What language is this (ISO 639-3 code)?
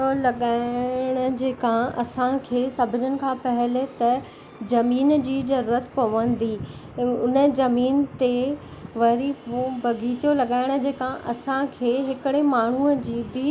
snd